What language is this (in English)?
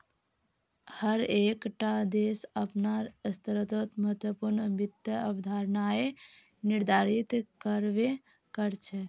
Magahi